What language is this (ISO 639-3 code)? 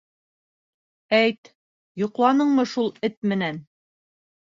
bak